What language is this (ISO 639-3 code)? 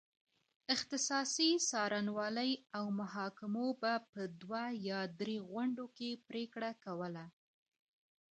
pus